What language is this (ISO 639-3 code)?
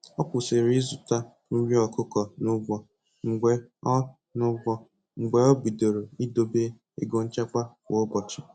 ibo